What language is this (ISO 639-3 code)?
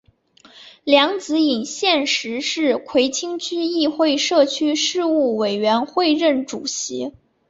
zho